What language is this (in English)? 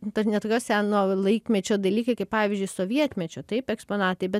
Lithuanian